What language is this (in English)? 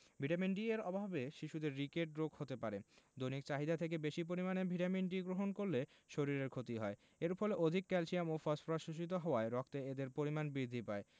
Bangla